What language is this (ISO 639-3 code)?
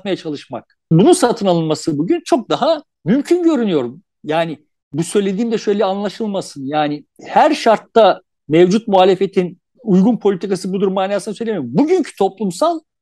tur